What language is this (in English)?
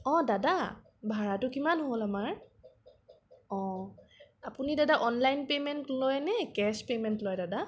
Assamese